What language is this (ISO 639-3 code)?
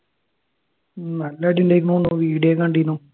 mal